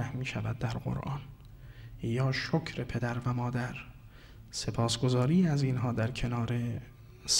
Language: Persian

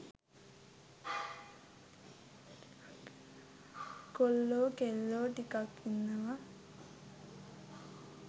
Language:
Sinhala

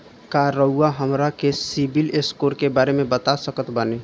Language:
Bhojpuri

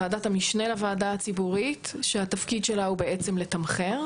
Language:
Hebrew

